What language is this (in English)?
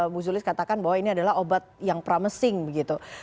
Indonesian